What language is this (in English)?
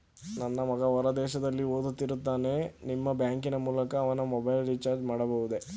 Kannada